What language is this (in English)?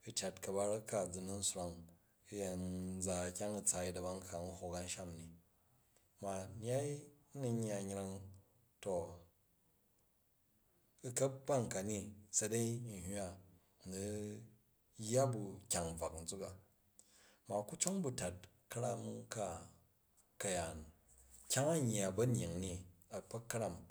Jju